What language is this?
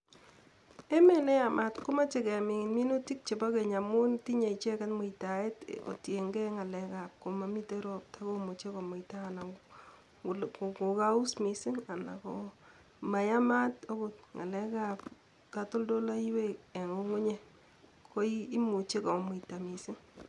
Kalenjin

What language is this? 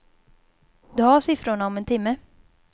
Swedish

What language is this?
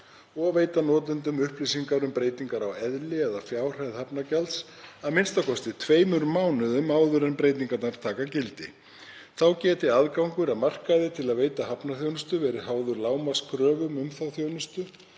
Icelandic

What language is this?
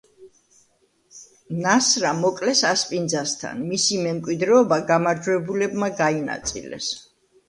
Georgian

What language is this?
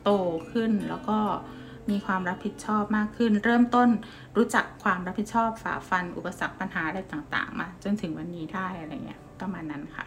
Thai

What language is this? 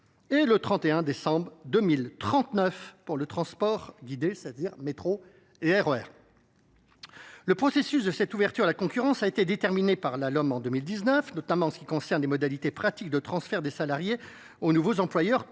French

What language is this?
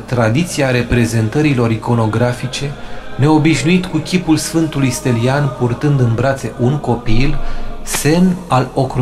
Romanian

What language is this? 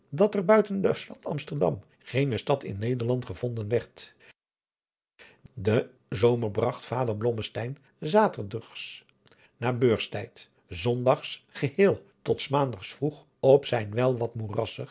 Dutch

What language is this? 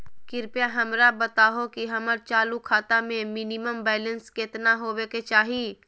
Magahi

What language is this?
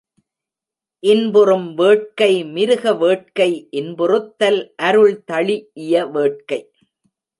Tamil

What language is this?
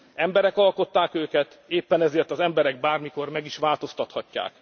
Hungarian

